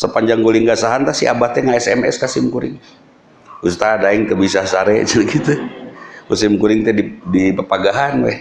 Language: Indonesian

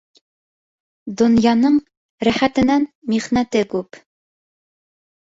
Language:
Bashkir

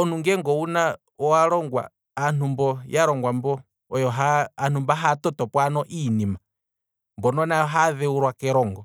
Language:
Kwambi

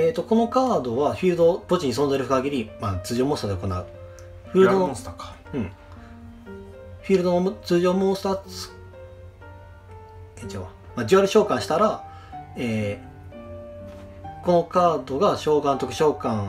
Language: Japanese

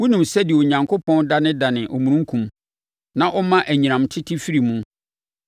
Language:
Akan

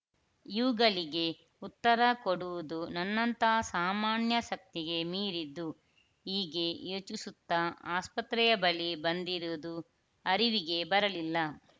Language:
Kannada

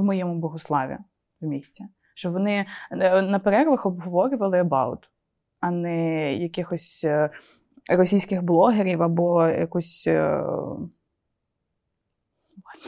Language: Ukrainian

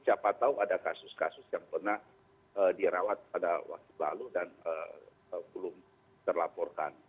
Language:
Indonesian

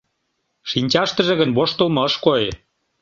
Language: Mari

